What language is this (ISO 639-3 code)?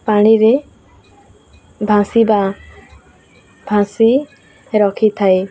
ori